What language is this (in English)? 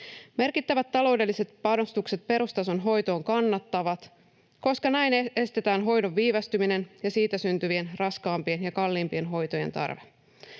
Finnish